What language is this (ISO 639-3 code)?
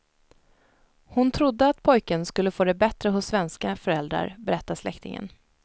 swe